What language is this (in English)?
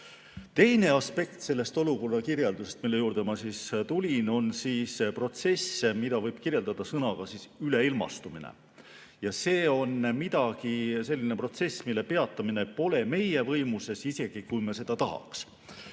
Estonian